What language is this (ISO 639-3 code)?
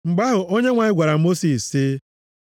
ibo